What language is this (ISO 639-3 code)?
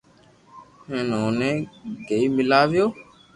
lrk